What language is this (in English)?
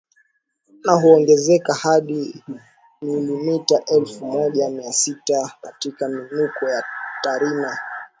Swahili